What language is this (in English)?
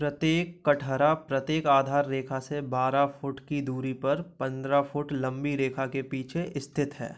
Hindi